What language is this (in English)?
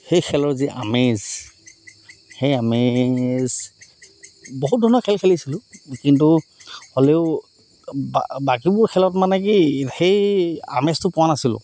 Assamese